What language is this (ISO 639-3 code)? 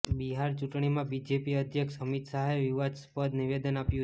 guj